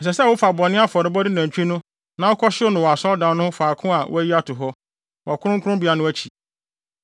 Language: Akan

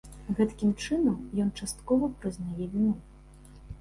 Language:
Belarusian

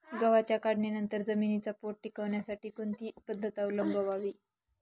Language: Marathi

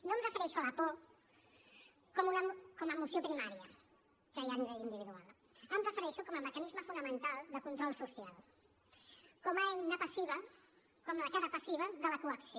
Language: Catalan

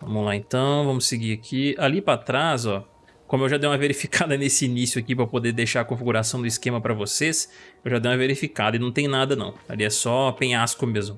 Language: Portuguese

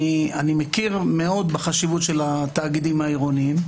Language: Hebrew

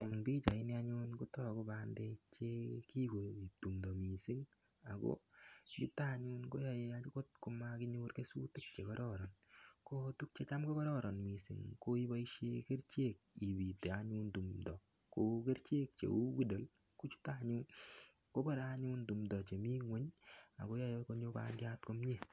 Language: Kalenjin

